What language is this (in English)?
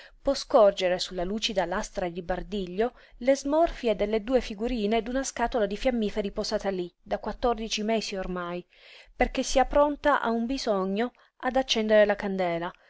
Italian